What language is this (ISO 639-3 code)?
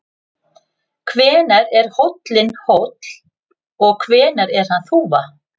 isl